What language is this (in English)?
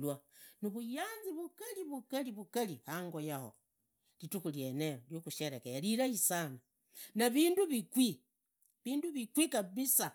Idakho-Isukha-Tiriki